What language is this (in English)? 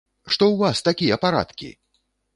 Belarusian